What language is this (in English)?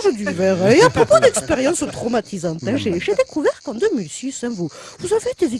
French